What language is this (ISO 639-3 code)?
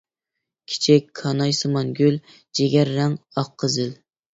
uig